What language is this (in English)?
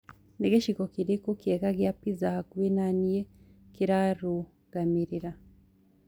Kikuyu